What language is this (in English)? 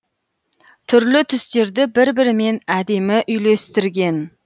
Kazakh